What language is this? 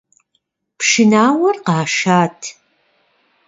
Kabardian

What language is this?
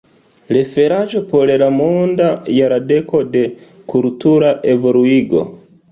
Esperanto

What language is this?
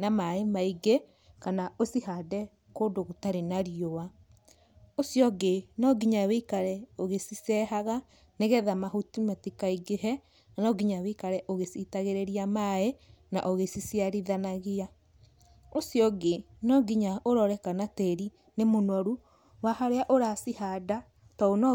Kikuyu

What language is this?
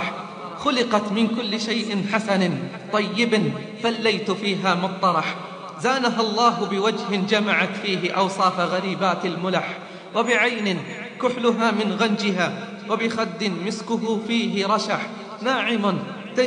Arabic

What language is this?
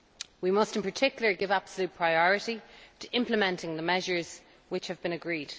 English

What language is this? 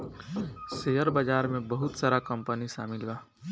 Bhojpuri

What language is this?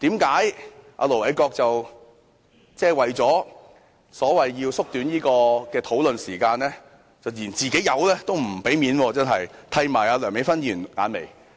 Cantonese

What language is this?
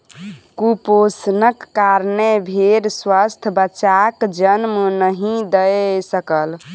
Maithili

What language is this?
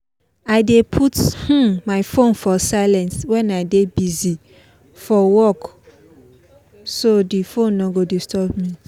Nigerian Pidgin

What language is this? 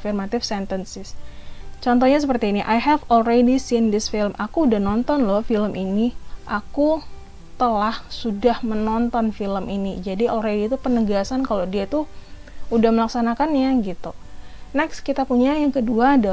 Indonesian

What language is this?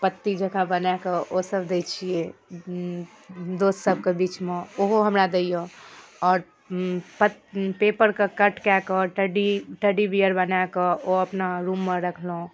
Maithili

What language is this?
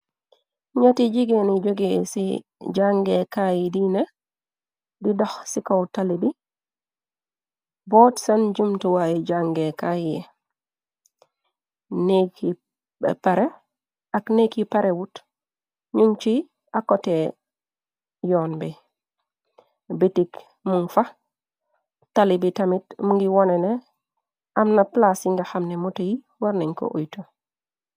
Wolof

